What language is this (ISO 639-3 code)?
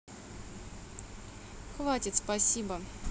rus